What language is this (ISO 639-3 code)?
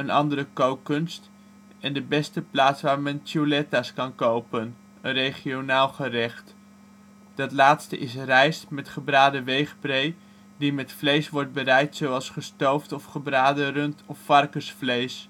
nld